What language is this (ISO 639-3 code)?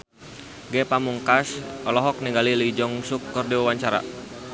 sun